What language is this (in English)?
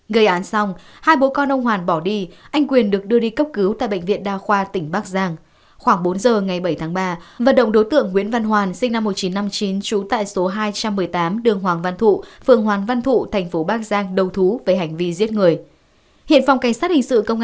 Vietnamese